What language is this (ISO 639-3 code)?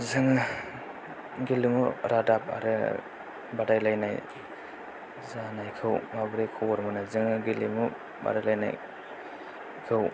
brx